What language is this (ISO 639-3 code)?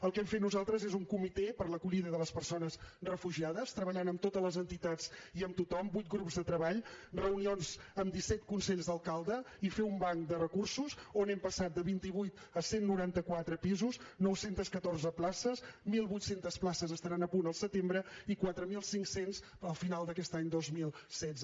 cat